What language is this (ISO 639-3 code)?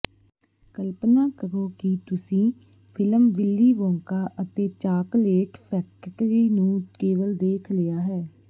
pan